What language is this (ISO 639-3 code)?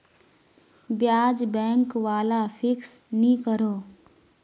mag